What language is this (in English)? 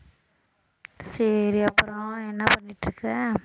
Tamil